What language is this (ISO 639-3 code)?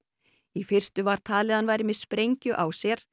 isl